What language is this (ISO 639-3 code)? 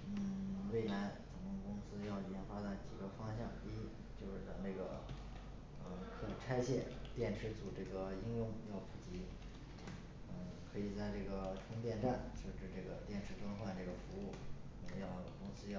zho